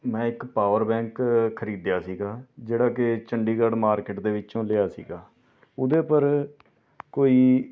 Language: Punjabi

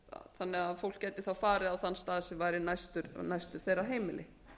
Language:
Icelandic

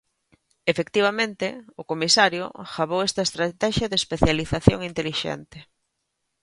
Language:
Galician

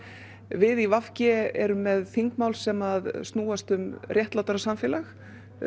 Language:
Icelandic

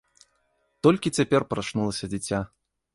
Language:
Belarusian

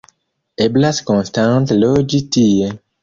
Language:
Esperanto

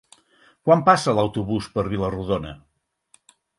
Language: Catalan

